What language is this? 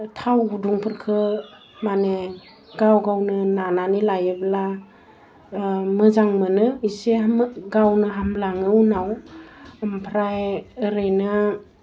Bodo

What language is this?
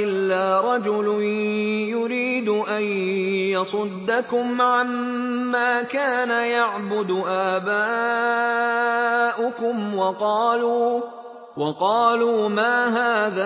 Arabic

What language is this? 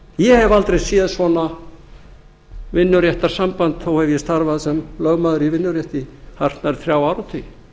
Icelandic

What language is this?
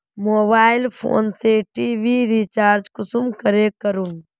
Magahi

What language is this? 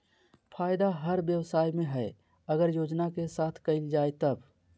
Magahi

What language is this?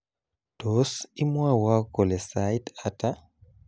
Kalenjin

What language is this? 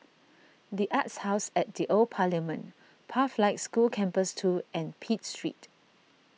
English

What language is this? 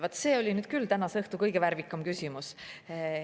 Estonian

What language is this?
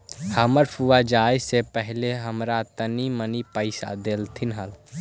Magahi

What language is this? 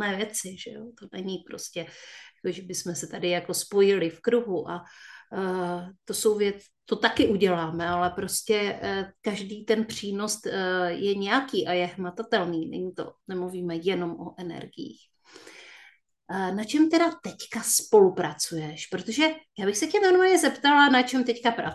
Czech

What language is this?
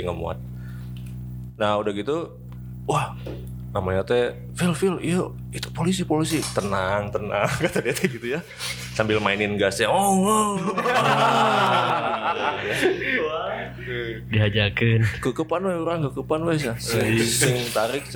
Indonesian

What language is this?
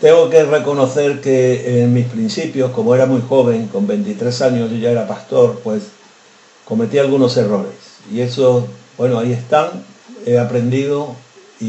Spanish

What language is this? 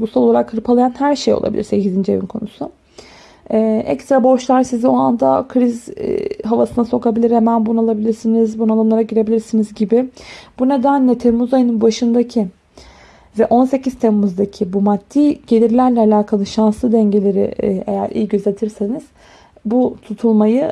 Turkish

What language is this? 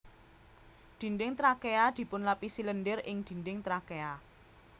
Javanese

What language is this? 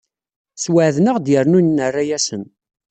Kabyle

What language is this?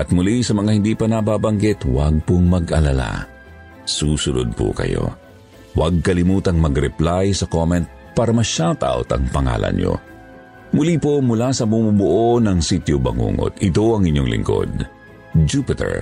Filipino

